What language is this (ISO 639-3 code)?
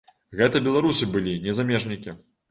bel